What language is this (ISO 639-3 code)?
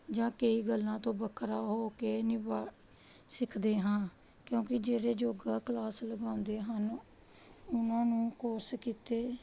pan